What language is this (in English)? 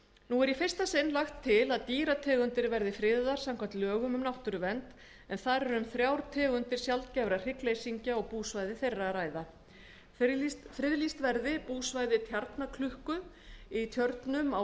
Icelandic